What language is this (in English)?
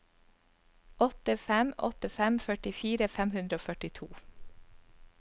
Norwegian